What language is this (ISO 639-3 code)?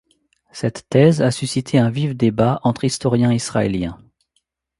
fra